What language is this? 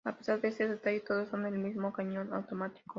Spanish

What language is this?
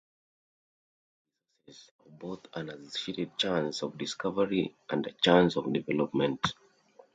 English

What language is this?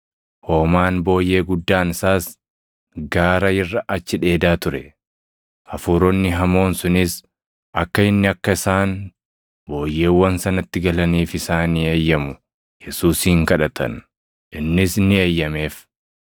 Oromo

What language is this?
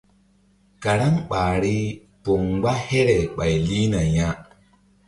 Mbum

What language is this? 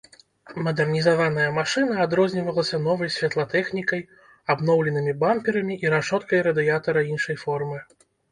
Belarusian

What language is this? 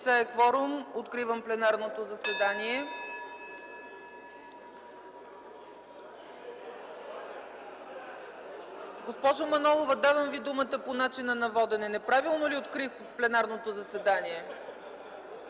Bulgarian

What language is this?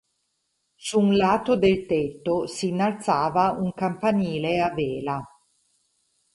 Italian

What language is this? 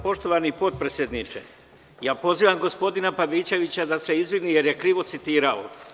Serbian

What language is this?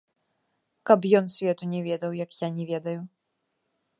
Belarusian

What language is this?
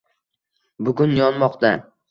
Uzbek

